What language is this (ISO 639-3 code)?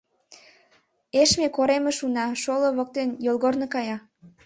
chm